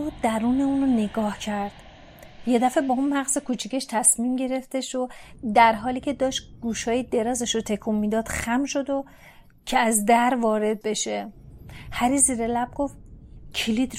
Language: Persian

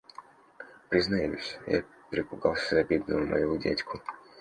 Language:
Russian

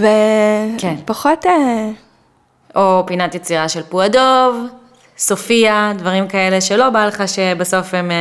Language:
Hebrew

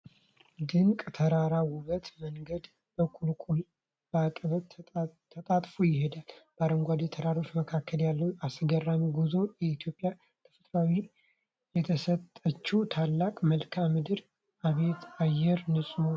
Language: Amharic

